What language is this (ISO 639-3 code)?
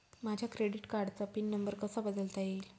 mar